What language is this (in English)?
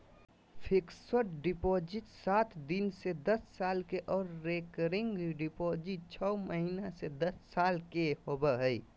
Magahi